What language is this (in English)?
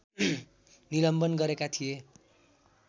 Nepali